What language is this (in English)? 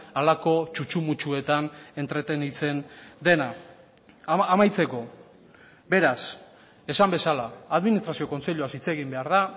Basque